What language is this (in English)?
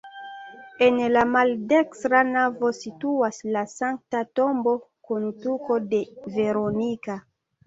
Esperanto